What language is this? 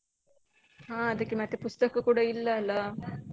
Kannada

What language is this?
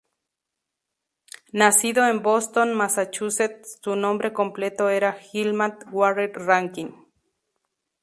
Spanish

